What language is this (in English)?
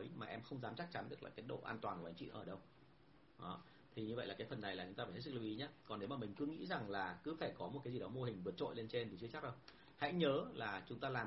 Vietnamese